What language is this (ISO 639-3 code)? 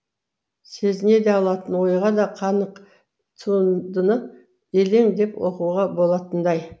kaz